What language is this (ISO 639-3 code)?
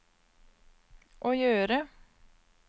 nor